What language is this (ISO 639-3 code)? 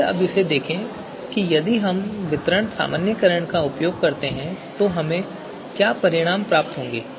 hin